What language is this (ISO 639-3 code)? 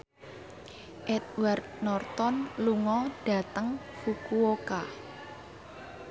jav